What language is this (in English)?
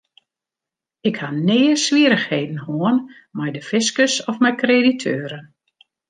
Western Frisian